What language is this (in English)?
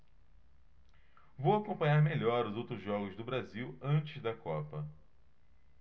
Portuguese